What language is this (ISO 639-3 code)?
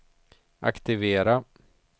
swe